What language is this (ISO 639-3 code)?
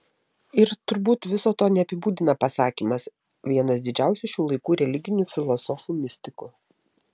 lit